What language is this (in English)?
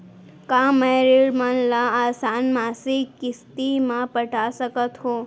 Chhattisgarhi